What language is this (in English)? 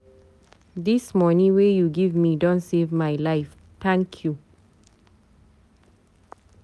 Nigerian Pidgin